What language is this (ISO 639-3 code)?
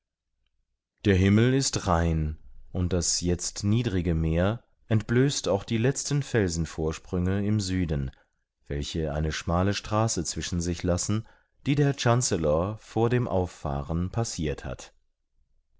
deu